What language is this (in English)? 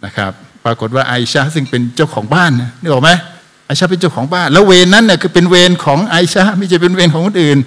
Thai